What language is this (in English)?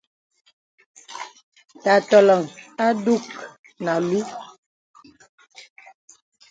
Bebele